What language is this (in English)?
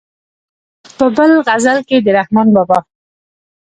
Pashto